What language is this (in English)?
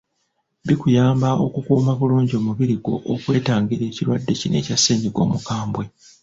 Ganda